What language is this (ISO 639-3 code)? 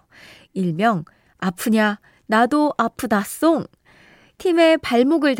kor